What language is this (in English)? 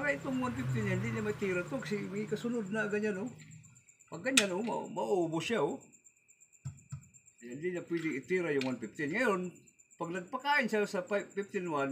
Filipino